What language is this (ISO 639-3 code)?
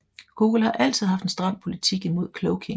dan